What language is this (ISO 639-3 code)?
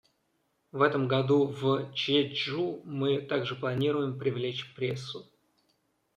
rus